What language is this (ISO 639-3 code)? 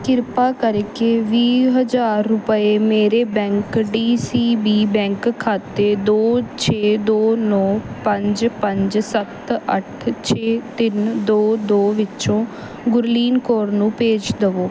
pan